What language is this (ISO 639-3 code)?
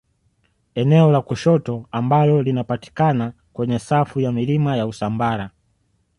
swa